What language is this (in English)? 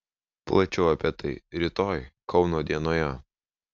Lithuanian